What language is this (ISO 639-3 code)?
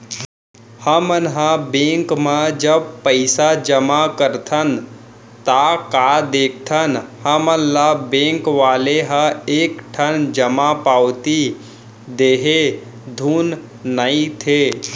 hne